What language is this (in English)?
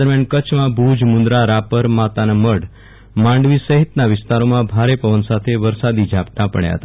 Gujarati